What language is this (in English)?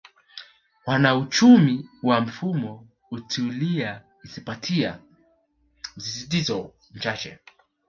Swahili